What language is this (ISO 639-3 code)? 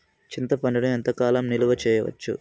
tel